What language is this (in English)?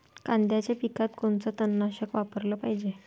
Marathi